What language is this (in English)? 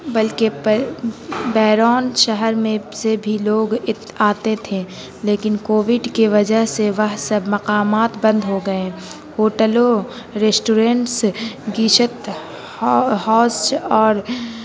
Urdu